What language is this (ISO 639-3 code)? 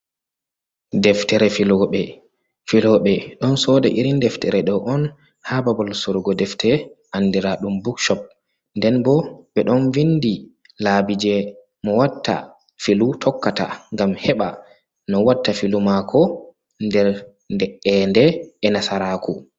ful